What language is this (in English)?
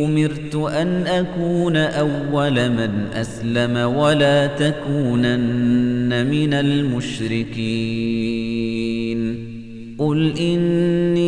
Arabic